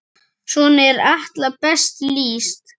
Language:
Icelandic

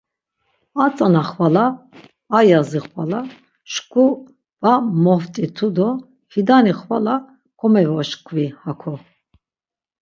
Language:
Laz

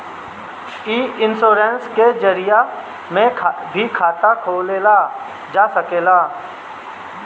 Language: Bhojpuri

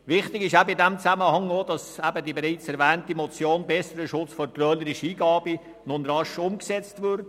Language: Swiss German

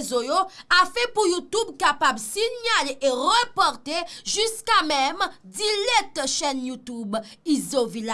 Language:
French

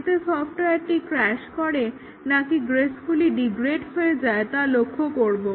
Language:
Bangla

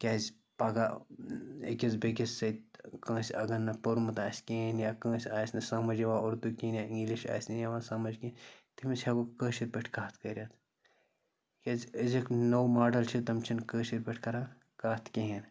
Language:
Kashmiri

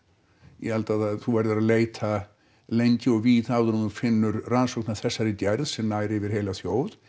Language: Icelandic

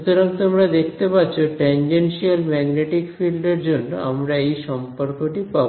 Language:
Bangla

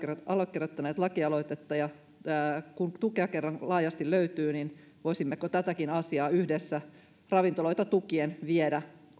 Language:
Finnish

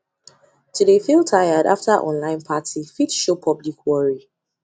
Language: Nigerian Pidgin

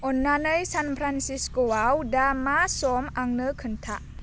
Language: Bodo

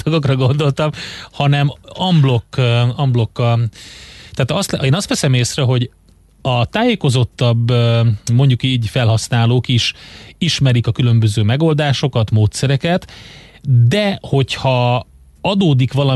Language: Hungarian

